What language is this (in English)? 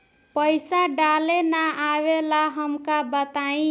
Bhojpuri